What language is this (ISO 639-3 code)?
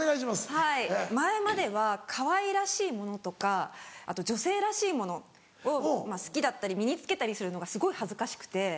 jpn